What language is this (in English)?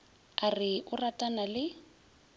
Northern Sotho